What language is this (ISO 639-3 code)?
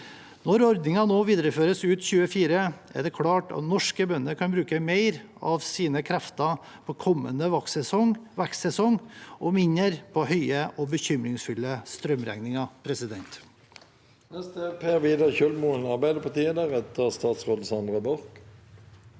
nor